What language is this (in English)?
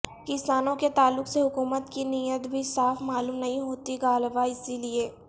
Urdu